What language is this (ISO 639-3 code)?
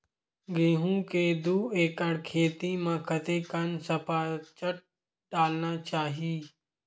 hne